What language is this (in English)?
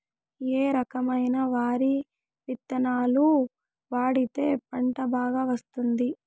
Telugu